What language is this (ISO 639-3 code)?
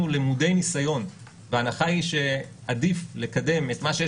heb